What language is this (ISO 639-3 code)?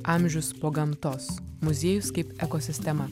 lit